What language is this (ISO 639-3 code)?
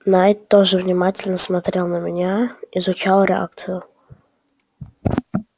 rus